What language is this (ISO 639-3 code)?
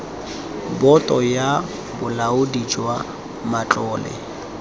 tsn